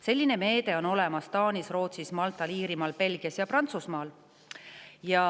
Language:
Estonian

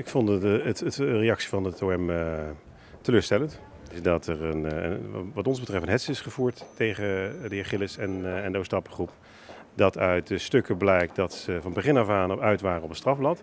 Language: Dutch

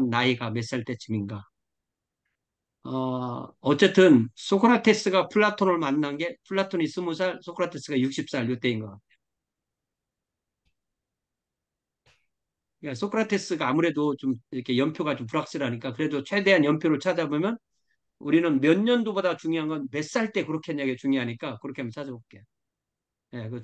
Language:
Korean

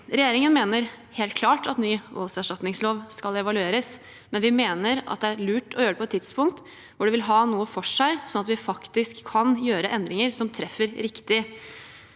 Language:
Norwegian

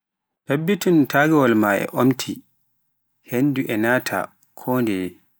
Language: Pular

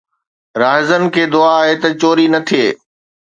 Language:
Sindhi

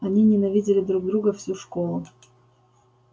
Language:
Russian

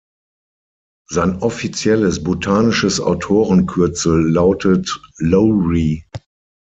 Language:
German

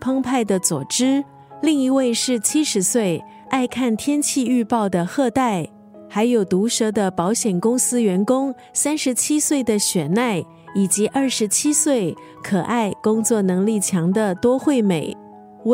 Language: Chinese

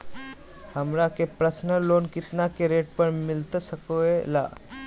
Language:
Magahi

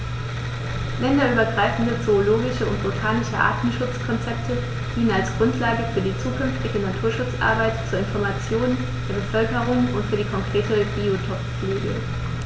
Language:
German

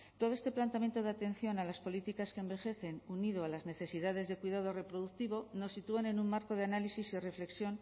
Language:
Spanish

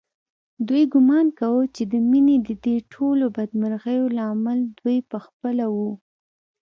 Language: Pashto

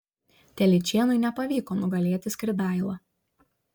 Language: Lithuanian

